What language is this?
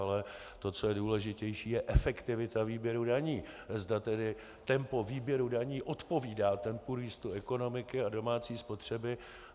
Czech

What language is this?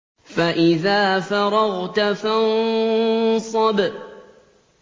Arabic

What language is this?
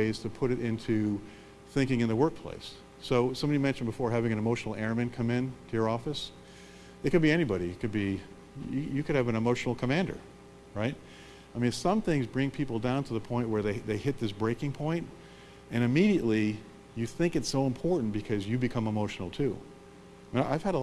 English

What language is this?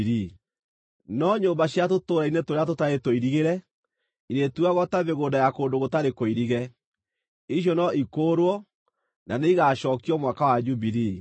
Kikuyu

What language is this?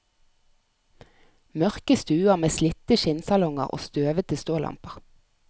Norwegian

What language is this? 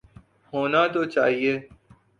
Urdu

